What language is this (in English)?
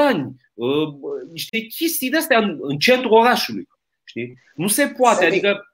Romanian